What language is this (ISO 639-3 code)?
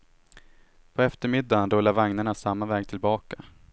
swe